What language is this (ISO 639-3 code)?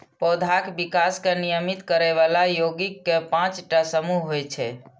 mai